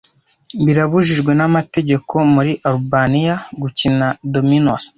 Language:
Kinyarwanda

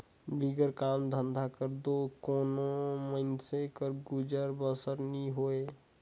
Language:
Chhattisgarhi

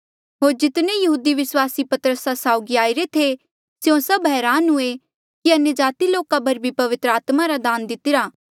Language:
Mandeali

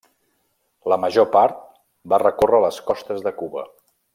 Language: Catalan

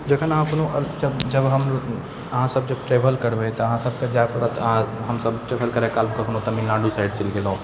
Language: Maithili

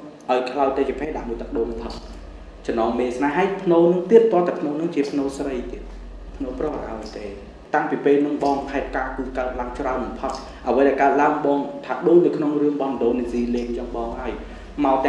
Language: Vietnamese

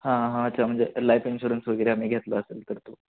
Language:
Marathi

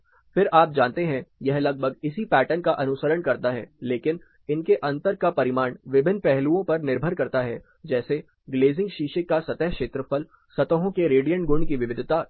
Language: Hindi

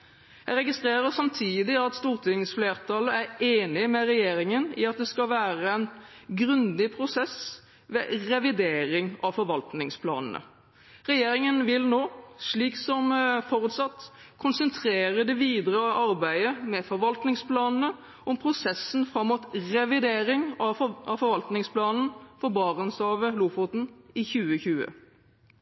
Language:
Norwegian Bokmål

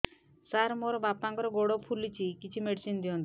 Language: Odia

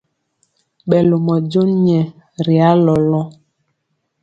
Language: Mpiemo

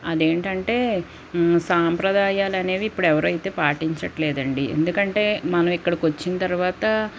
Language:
Telugu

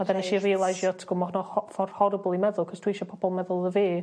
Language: Welsh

